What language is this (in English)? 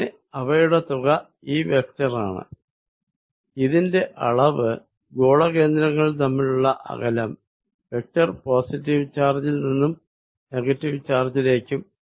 Malayalam